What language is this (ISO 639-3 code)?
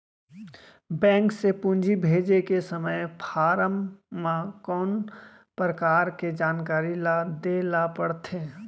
hne